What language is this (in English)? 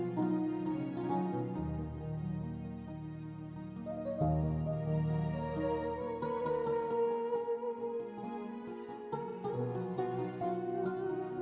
Indonesian